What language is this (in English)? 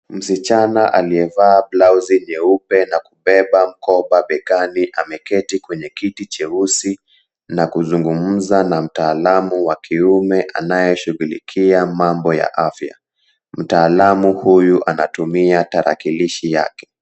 Swahili